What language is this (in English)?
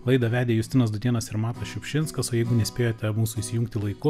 Lithuanian